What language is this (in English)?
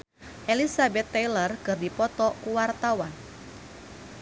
Sundanese